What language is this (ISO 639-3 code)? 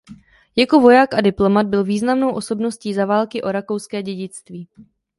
ces